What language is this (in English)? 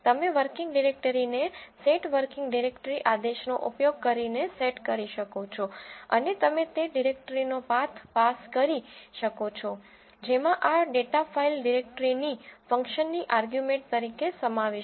Gujarati